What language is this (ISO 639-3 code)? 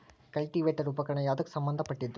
kan